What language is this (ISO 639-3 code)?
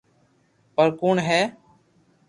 lrk